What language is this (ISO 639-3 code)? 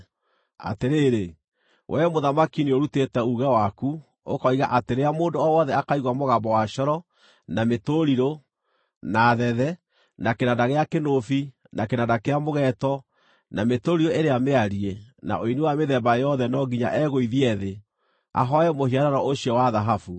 kik